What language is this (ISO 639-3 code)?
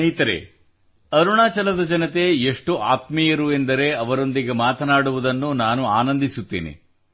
kan